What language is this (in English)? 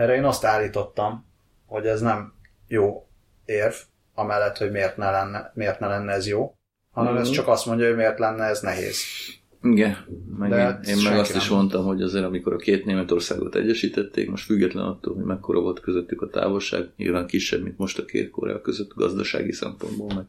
Hungarian